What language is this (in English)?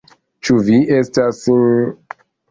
Esperanto